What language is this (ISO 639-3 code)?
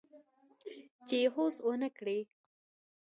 pus